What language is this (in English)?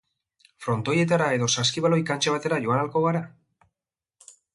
Basque